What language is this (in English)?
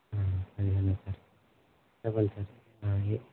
Telugu